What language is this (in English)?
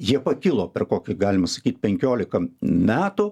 Lithuanian